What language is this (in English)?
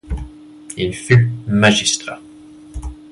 French